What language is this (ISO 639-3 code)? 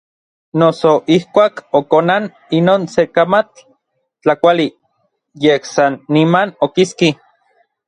nlv